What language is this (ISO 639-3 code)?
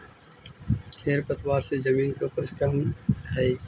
mag